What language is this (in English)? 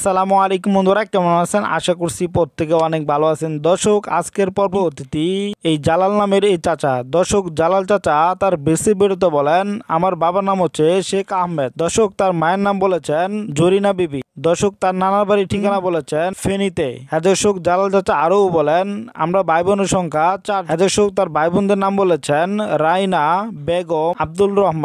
Arabic